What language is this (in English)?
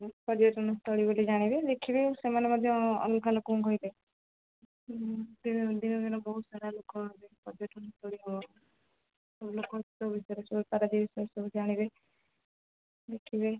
Odia